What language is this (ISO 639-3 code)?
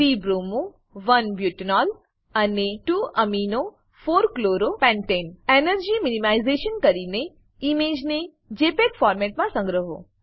guj